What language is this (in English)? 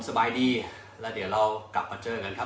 Thai